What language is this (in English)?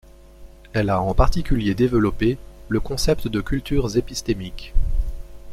French